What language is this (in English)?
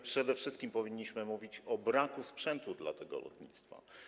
Polish